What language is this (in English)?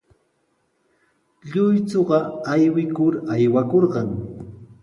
Sihuas Ancash Quechua